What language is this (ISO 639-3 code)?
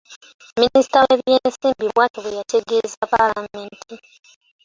lug